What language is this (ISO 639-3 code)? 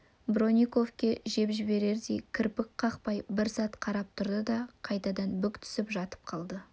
kaz